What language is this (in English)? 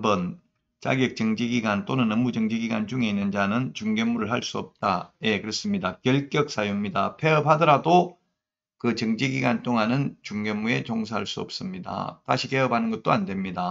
Korean